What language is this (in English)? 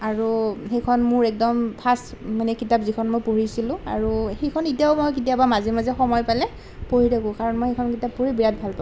Assamese